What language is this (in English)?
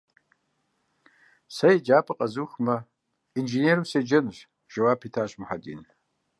Kabardian